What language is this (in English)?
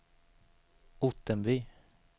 Swedish